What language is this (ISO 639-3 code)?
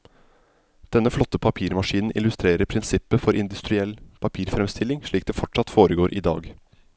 nor